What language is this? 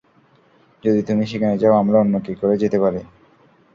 Bangla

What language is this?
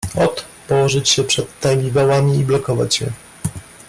Polish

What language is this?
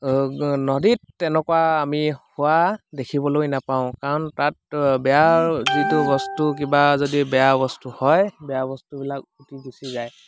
Assamese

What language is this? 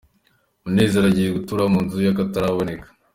Kinyarwanda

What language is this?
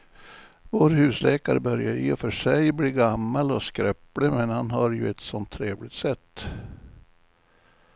Swedish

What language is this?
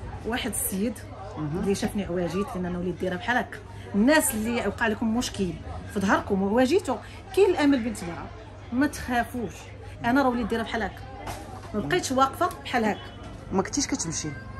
Arabic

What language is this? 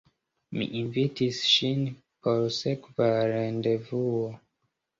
Esperanto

